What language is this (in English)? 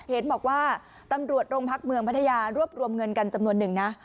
Thai